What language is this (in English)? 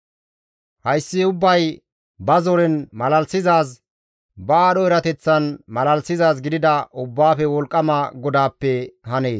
Gamo